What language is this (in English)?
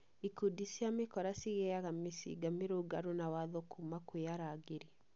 Kikuyu